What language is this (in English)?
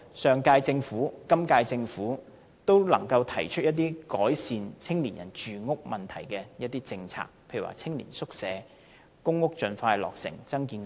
Cantonese